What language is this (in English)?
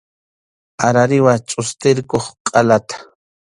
Arequipa-La Unión Quechua